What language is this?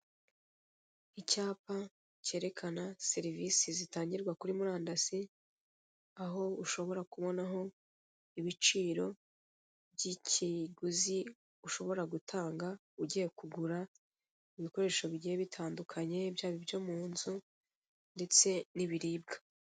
Kinyarwanda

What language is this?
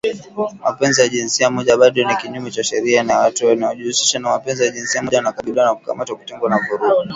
Swahili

